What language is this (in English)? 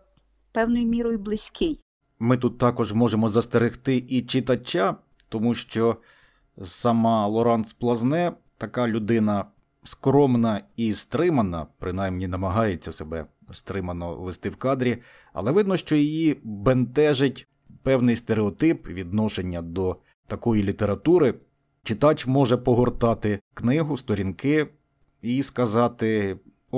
Ukrainian